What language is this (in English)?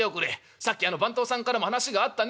Japanese